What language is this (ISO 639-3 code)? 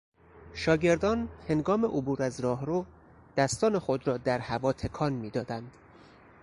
fas